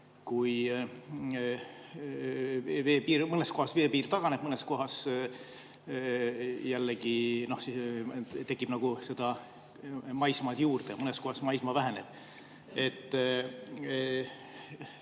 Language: Estonian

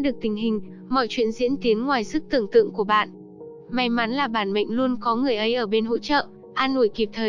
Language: Vietnamese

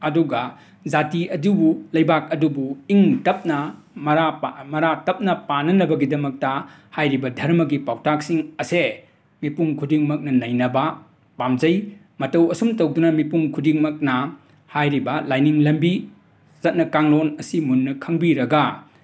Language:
Manipuri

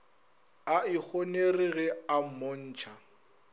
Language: Northern Sotho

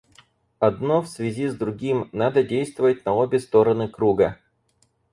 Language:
Russian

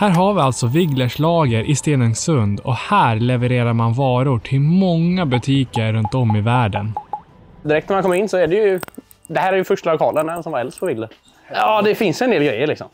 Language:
Swedish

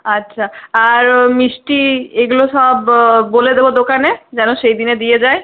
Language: Bangla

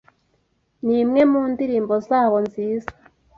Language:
Kinyarwanda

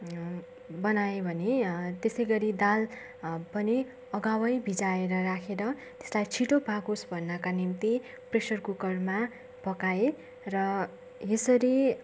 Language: Nepali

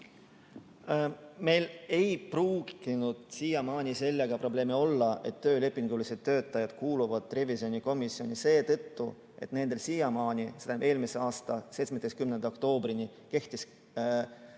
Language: Estonian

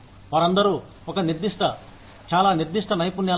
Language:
Telugu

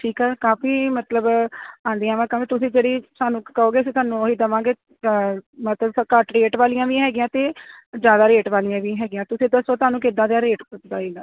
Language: Punjabi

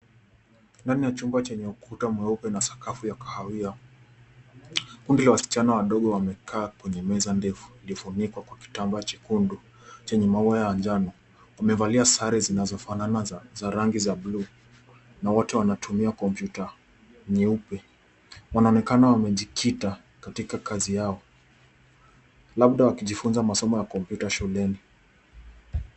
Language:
Swahili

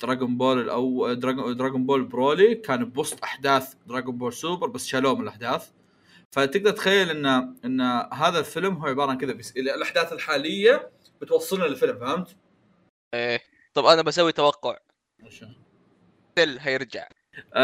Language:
Arabic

